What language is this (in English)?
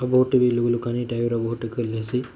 Odia